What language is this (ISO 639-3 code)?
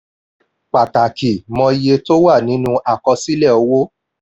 yor